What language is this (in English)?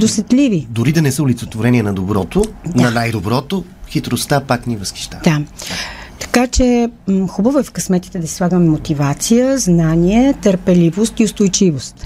Bulgarian